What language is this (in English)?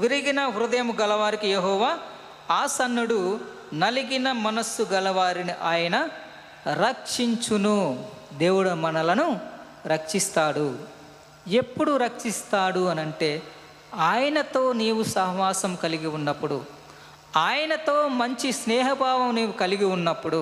Telugu